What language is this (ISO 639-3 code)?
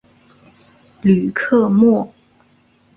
zho